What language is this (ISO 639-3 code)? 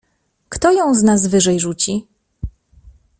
pol